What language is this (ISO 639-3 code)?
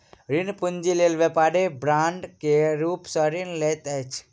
mai